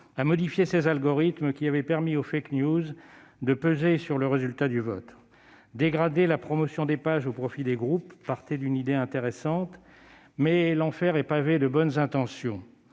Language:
French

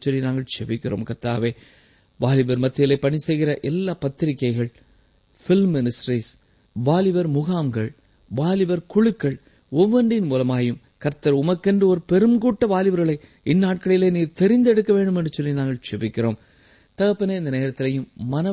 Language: Tamil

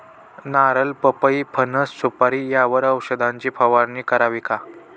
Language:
Marathi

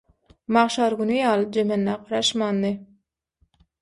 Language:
Turkmen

